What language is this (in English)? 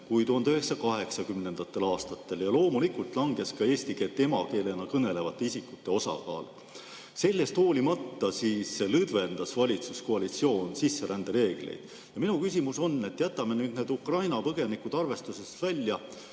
Estonian